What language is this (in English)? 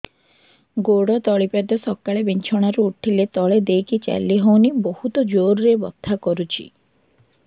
Odia